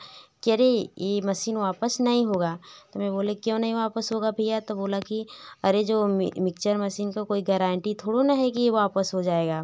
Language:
Hindi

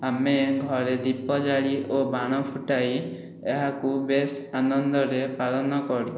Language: Odia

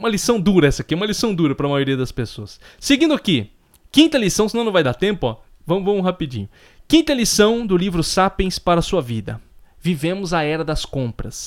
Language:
Portuguese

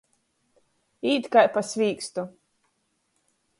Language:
Latgalian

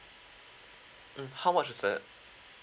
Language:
English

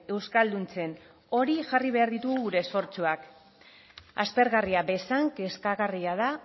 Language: Basque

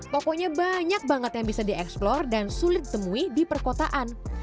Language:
Indonesian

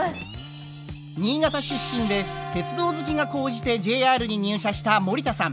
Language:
Japanese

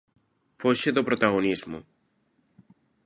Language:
Galician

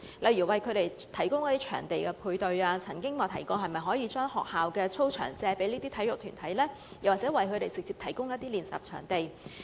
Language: Cantonese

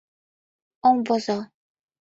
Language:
Mari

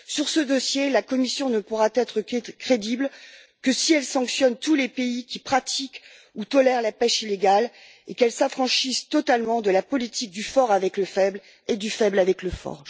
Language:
French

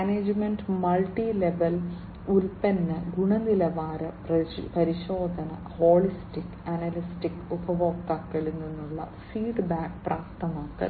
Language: Malayalam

